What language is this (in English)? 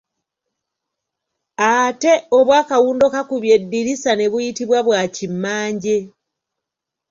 Ganda